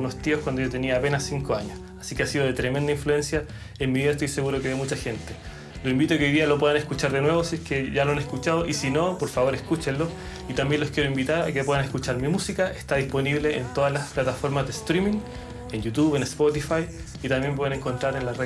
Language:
Spanish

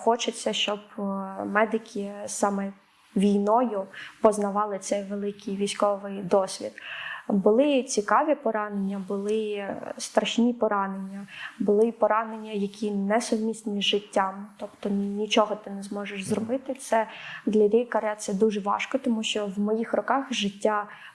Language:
Ukrainian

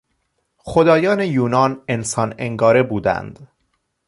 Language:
Persian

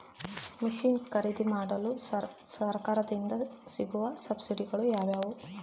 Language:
Kannada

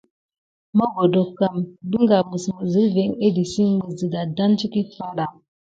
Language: Gidar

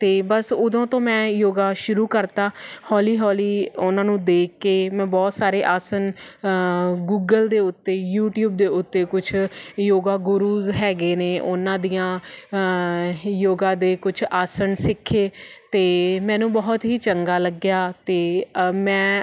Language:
Punjabi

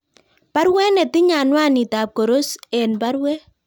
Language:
Kalenjin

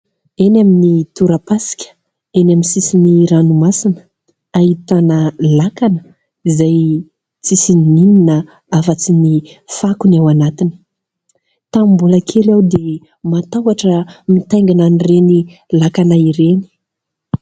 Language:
Malagasy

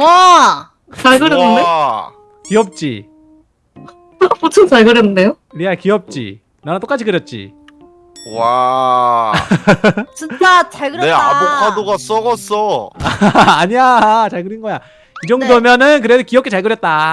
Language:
Korean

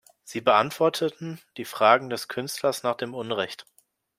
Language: German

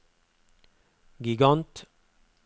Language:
Norwegian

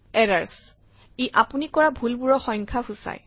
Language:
Assamese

